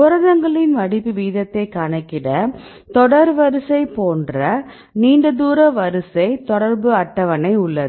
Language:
Tamil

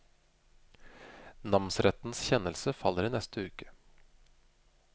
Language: Norwegian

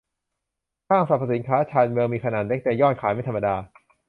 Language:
Thai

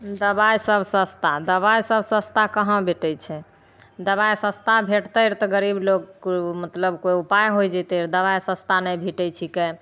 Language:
Maithili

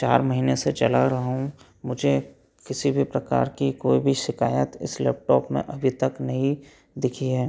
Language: Hindi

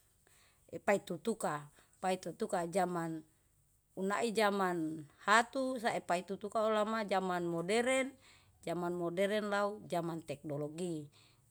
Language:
Yalahatan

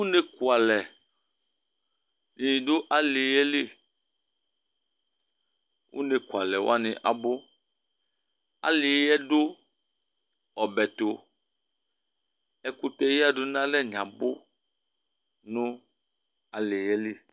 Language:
Ikposo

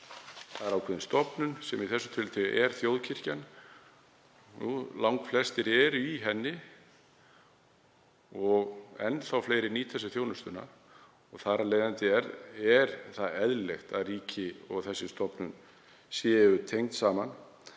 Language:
Icelandic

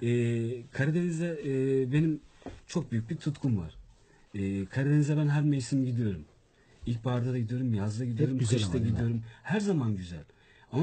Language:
Turkish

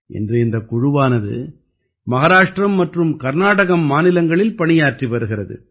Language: Tamil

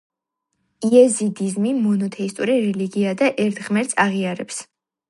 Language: Georgian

